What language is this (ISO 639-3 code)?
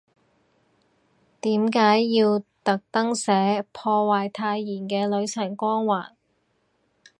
yue